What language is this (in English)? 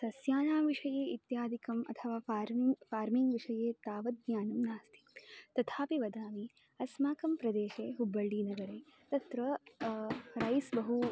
Sanskrit